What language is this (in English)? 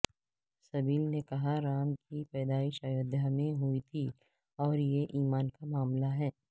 Urdu